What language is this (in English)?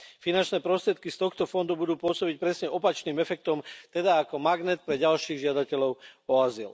Slovak